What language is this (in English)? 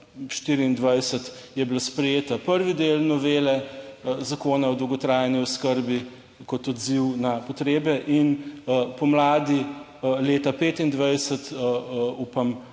Slovenian